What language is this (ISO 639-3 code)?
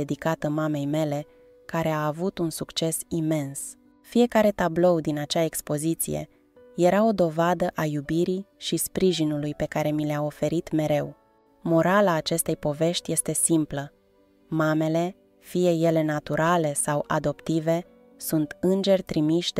ron